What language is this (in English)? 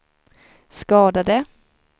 Swedish